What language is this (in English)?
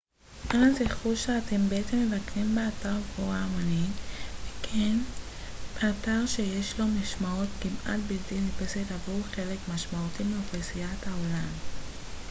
Hebrew